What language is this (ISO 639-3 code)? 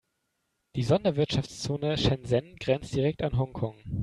deu